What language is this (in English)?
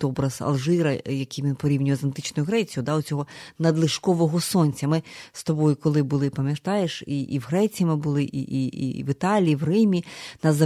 Ukrainian